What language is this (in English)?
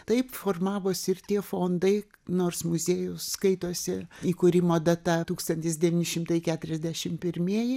Lithuanian